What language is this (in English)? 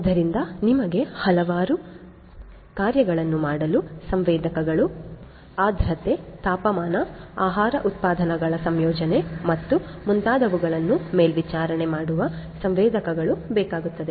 Kannada